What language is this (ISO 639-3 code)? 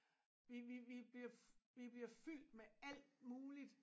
dan